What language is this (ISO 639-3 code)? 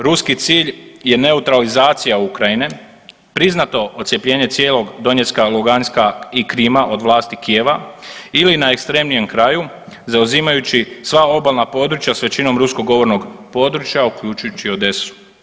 hrv